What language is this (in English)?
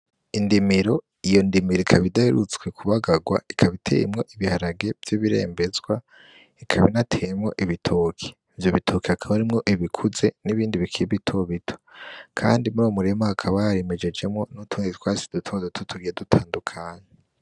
Rundi